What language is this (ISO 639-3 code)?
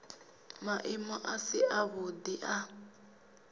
ven